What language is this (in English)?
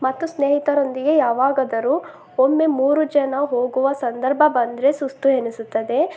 Kannada